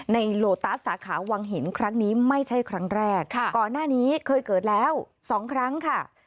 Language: Thai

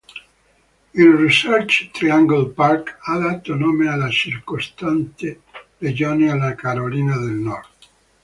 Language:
Italian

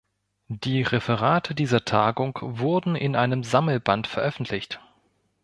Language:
German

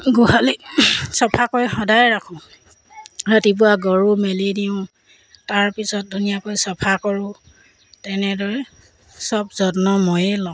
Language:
Assamese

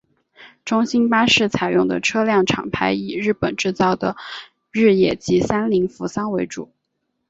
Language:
Chinese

